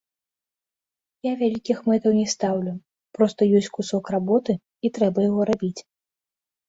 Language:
Belarusian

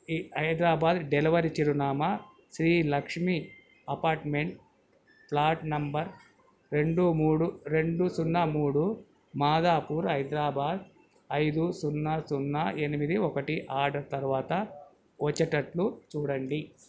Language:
Telugu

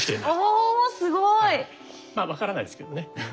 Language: Japanese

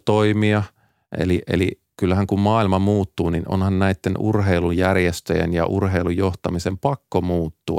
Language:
Finnish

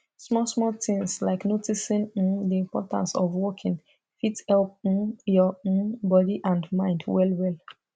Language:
Nigerian Pidgin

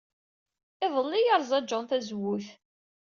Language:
Kabyle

